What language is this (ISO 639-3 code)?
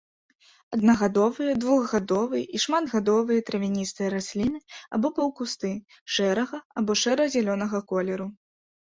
bel